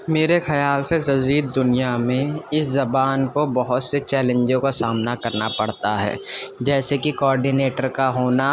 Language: Urdu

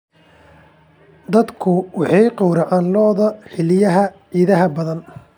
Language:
Somali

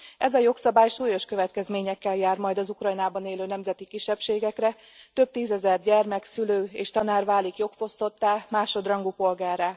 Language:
Hungarian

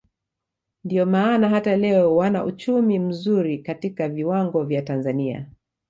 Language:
Swahili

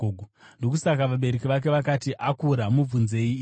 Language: Shona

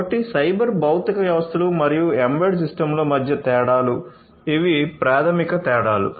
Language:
Telugu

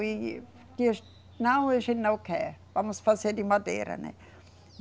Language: Portuguese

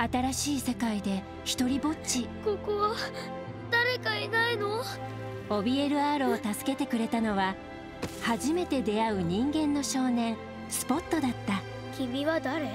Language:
Japanese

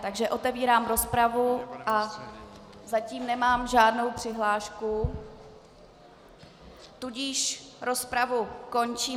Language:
Czech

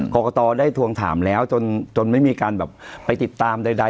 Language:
Thai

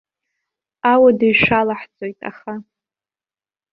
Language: Abkhazian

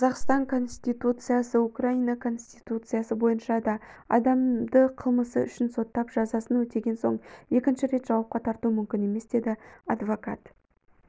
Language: Kazakh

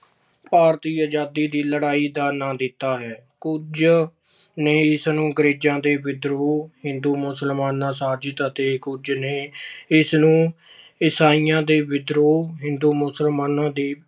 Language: Punjabi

